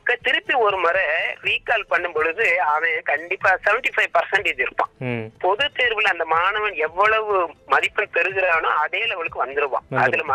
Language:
Tamil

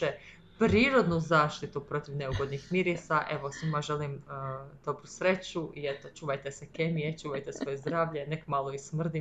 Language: Croatian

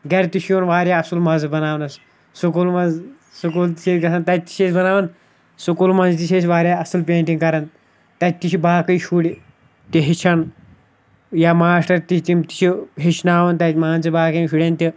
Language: Kashmiri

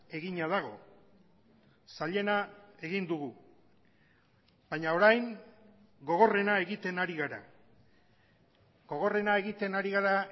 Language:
Basque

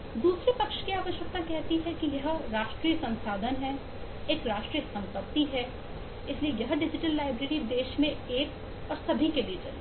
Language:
Hindi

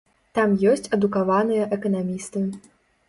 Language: Belarusian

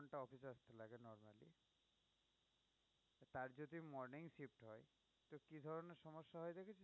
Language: Bangla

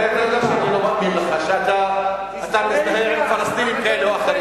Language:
Hebrew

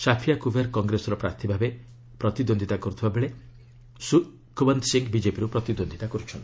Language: Odia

